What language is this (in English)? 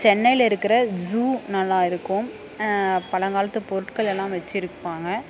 Tamil